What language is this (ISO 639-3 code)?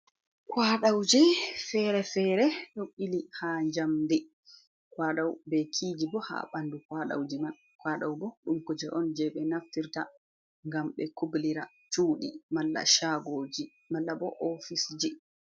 ful